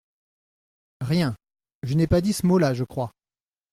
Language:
French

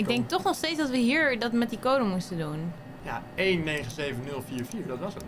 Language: Dutch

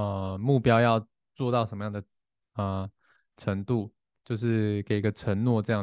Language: Chinese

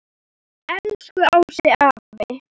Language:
Icelandic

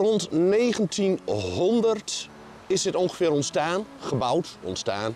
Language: Dutch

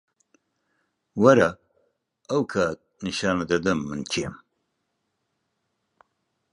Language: Central Kurdish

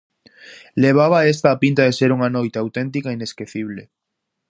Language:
Galician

